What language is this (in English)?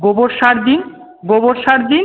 Bangla